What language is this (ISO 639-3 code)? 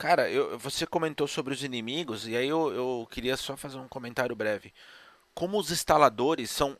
por